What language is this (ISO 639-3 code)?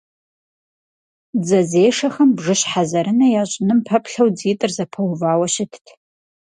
kbd